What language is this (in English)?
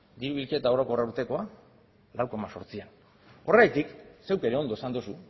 Basque